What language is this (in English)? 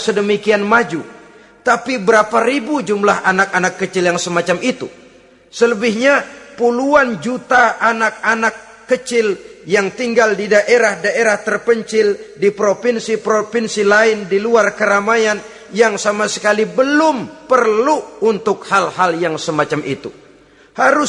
Indonesian